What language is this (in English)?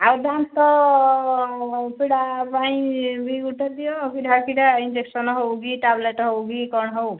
Odia